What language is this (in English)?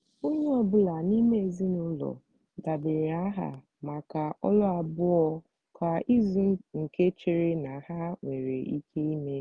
Igbo